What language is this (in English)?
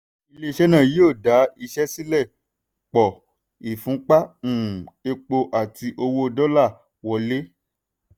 Yoruba